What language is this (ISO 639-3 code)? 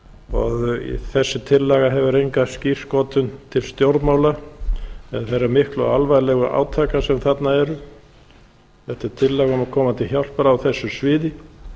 isl